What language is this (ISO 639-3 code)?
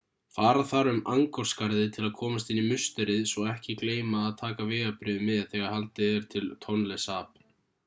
isl